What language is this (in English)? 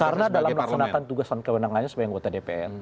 Indonesian